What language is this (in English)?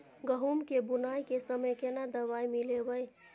Maithili